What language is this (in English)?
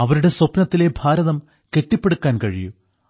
Malayalam